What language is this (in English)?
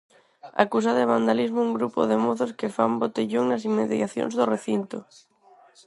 Galician